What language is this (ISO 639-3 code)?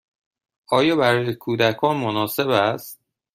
fas